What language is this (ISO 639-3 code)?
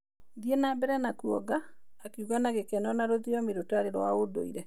kik